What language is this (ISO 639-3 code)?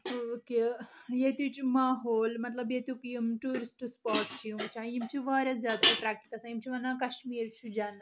kas